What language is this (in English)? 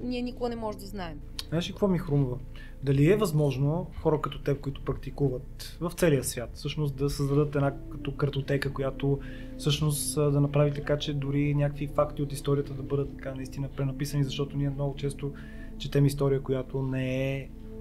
Bulgarian